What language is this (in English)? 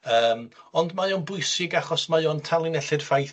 Welsh